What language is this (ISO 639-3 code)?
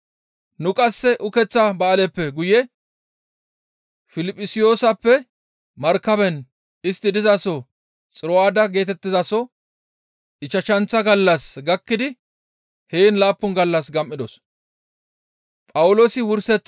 gmv